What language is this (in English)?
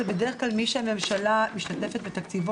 Hebrew